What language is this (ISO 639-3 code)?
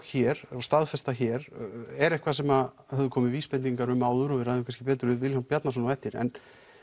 isl